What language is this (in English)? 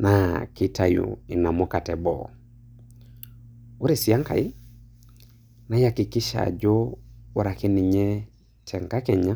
Masai